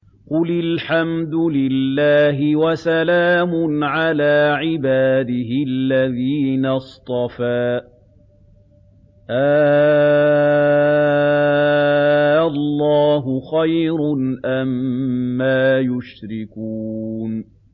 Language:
Arabic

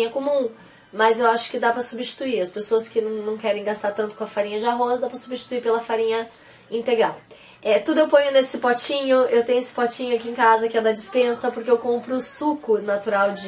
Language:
Portuguese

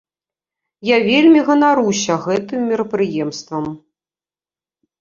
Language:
Belarusian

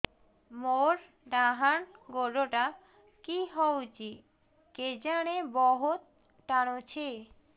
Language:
Odia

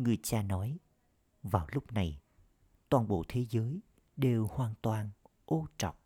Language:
Vietnamese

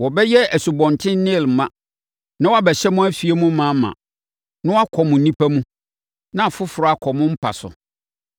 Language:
Akan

